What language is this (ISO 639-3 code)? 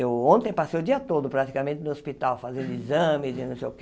por